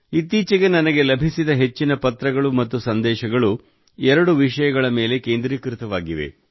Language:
Kannada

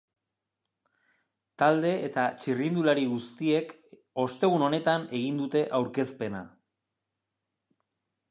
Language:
Basque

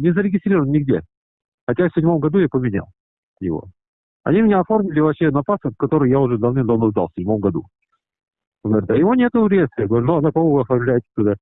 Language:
Russian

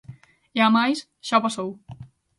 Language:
Galician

